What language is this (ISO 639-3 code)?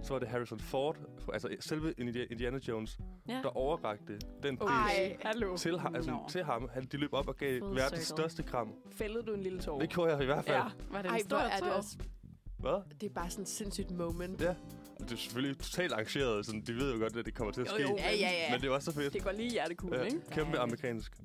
dan